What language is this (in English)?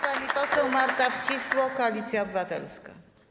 Polish